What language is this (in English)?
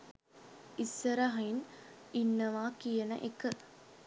Sinhala